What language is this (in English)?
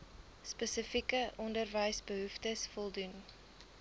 Afrikaans